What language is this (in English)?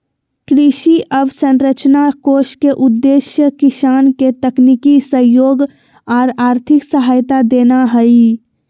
Magahi